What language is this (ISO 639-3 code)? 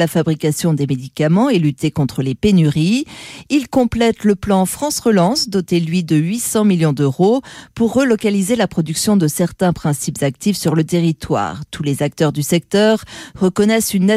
fra